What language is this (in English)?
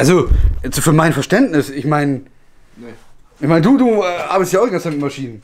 German